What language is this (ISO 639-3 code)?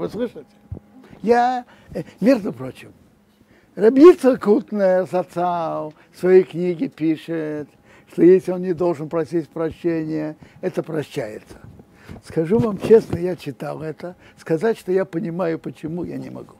rus